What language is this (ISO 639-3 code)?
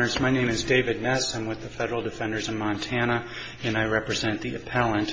eng